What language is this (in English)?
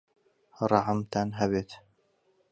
Central Kurdish